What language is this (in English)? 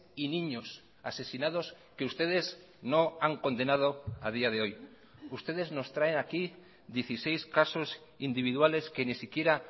Spanish